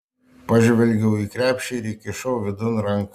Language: Lithuanian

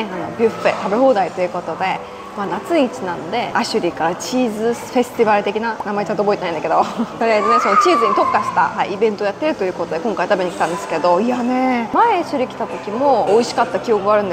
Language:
Japanese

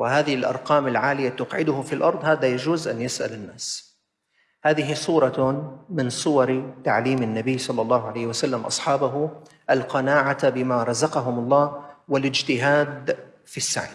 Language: Arabic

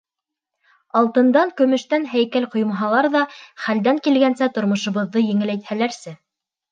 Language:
Bashkir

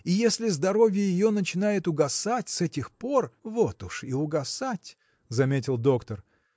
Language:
Russian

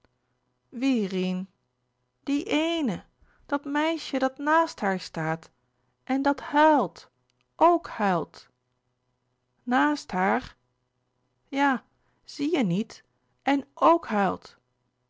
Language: Dutch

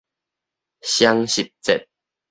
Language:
Min Nan Chinese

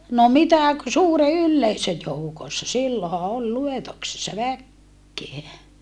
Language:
Finnish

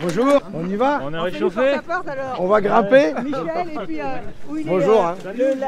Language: French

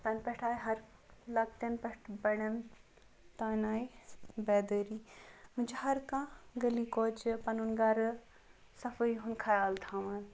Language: Kashmiri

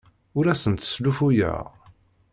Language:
Kabyle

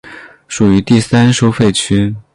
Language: Chinese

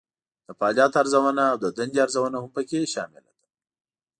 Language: Pashto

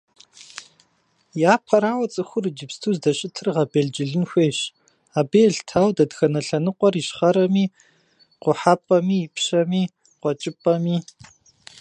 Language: Kabardian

